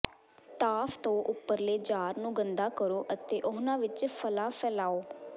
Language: Punjabi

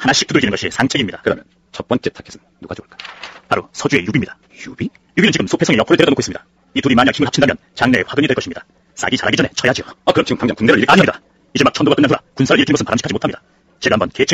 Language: Korean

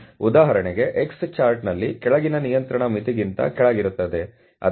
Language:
Kannada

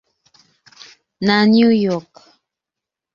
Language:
Igbo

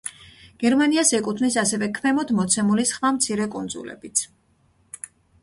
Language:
Georgian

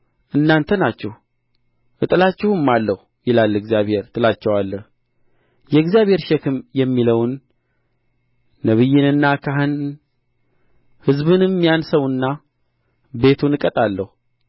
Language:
Amharic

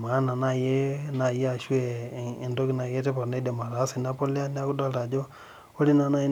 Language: Masai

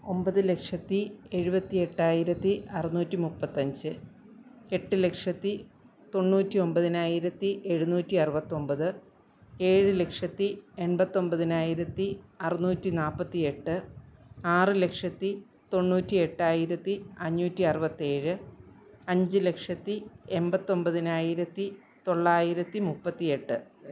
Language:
Malayalam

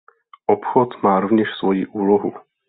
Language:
Czech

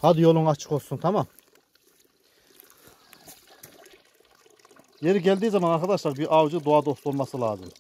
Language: Turkish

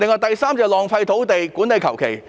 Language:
Cantonese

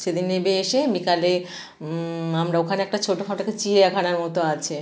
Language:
Bangla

